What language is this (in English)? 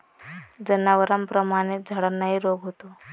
Marathi